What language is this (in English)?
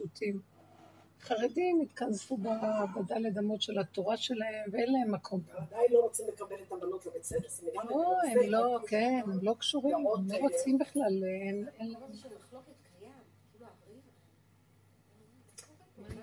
Hebrew